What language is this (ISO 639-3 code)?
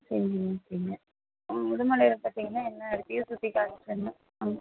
tam